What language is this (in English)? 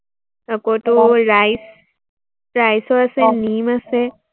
Assamese